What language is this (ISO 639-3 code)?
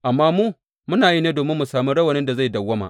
hau